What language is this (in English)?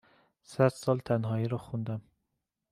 Persian